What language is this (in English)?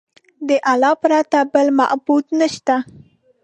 Pashto